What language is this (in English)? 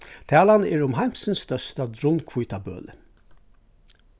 Faroese